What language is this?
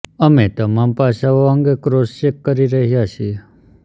Gujarati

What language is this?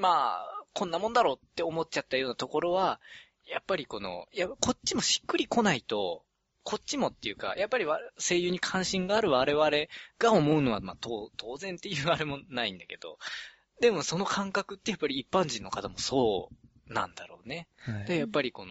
Japanese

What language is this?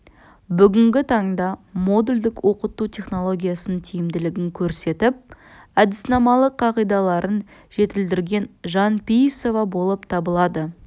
Kazakh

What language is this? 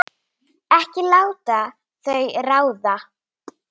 Icelandic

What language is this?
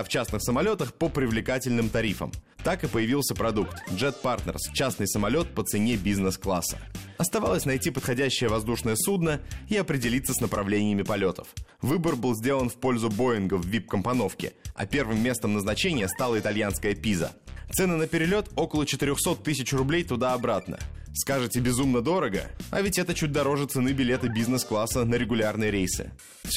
Russian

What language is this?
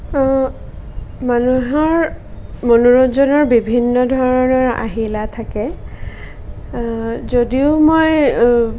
Assamese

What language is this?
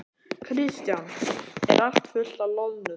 Icelandic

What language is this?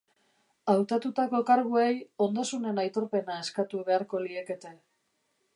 Basque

